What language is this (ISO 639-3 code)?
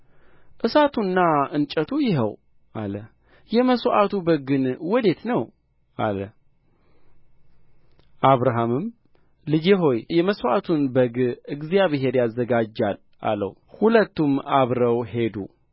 amh